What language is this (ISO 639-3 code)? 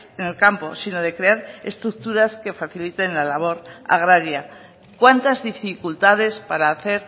spa